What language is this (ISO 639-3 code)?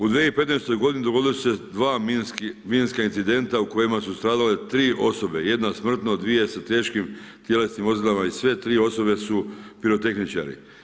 hrv